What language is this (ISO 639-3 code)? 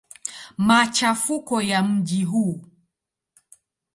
swa